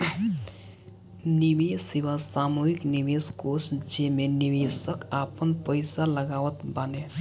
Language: Bhojpuri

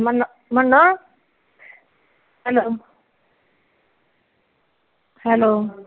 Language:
Punjabi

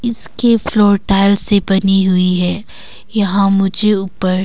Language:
Hindi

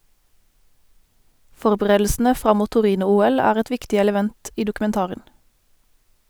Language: Norwegian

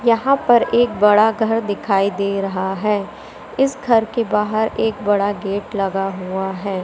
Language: Hindi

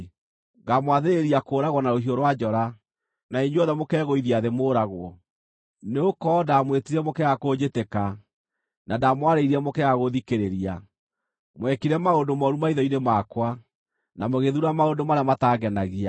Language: Kikuyu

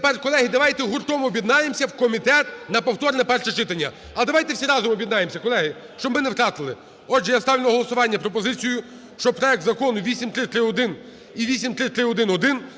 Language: Ukrainian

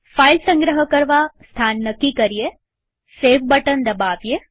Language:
Gujarati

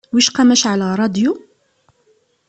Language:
Kabyle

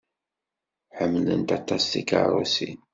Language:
Kabyle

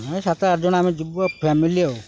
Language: Odia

